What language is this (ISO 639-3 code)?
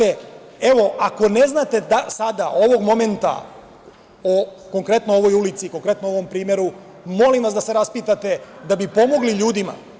srp